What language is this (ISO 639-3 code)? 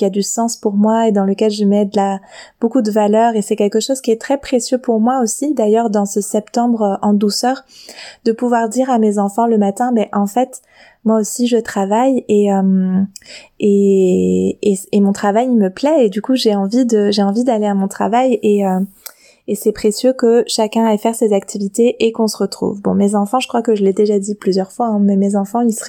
fra